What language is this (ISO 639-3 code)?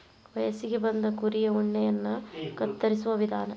kan